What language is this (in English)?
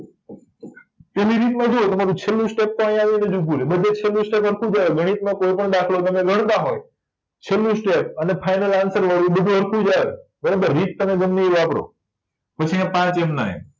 Gujarati